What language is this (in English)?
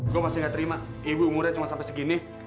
Indonesian